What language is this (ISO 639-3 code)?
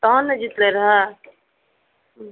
mai